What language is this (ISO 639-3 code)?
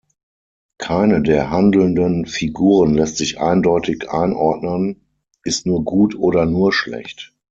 deu